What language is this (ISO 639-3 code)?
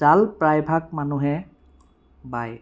asm